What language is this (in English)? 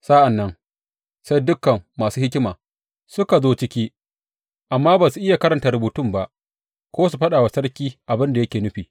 Hausa